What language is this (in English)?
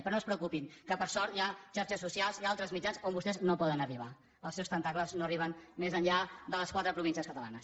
Catalan